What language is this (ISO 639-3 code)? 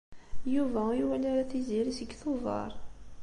kab